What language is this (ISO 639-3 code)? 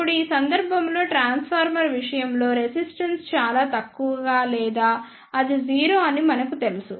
tel